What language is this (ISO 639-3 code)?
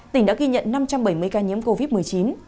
vie